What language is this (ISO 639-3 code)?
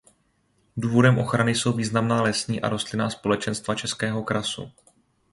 ces